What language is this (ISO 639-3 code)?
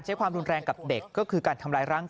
tha